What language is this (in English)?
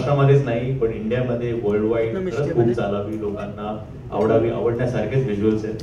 Hindi